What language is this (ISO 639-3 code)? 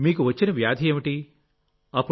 tel